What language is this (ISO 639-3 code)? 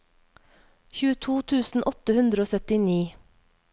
nor